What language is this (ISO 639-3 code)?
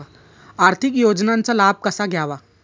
mar